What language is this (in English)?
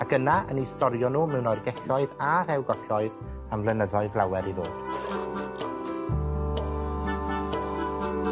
Welsh